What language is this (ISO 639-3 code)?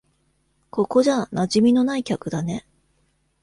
jpn